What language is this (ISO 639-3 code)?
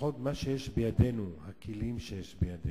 heb